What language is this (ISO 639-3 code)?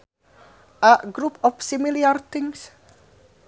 sun